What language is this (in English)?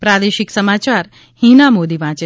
Gujarati